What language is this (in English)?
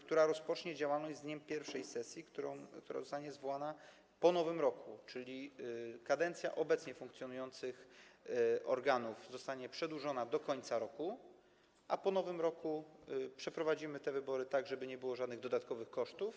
Polish